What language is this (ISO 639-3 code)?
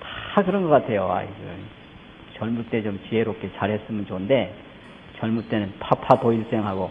kor